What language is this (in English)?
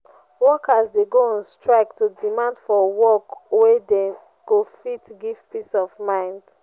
Nigerian Pidgin